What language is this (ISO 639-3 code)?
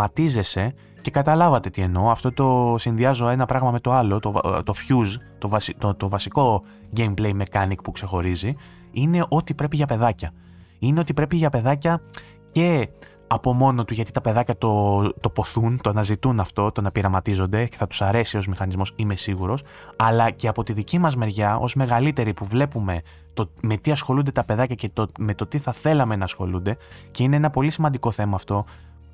ell